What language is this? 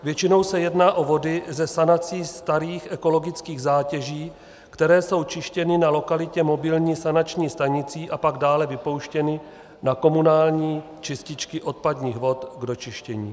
Czech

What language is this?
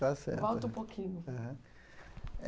Portuguese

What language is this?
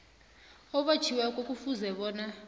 South Ndebele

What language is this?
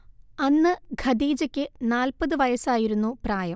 Malayalam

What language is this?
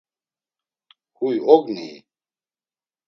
Laz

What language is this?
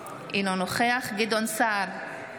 Hebrew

